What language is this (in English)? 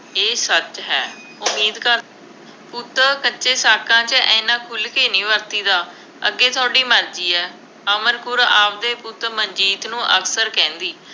Punjabi